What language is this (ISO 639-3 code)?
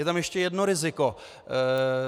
ces